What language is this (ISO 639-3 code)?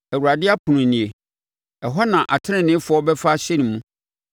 aka